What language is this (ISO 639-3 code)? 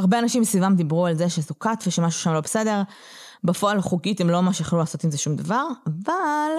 heb